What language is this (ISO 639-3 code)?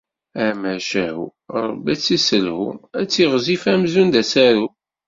kab